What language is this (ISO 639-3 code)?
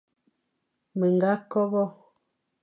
fan